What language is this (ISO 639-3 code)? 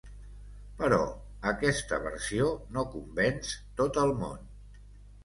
cat